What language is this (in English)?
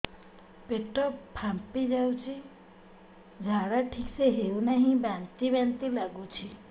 Odia